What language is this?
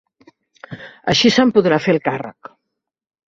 Catalan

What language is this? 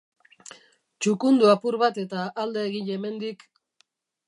Basque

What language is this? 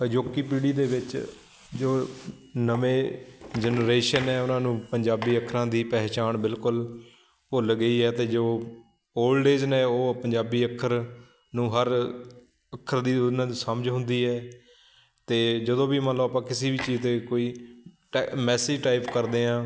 Punjabi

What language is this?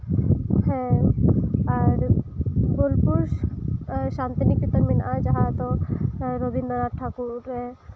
Santali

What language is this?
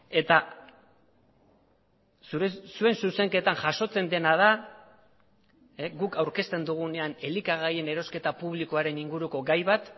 Basque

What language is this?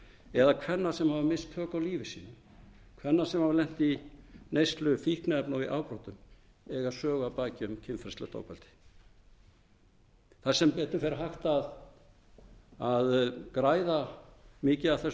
Icelandic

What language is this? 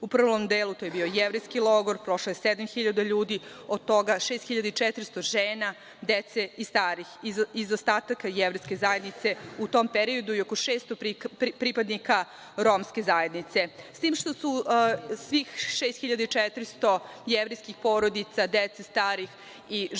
Serbian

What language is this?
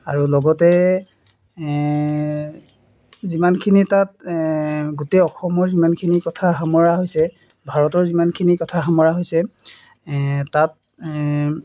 Assamese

